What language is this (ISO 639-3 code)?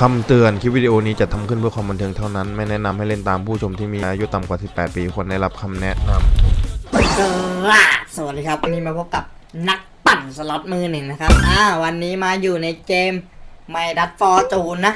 tha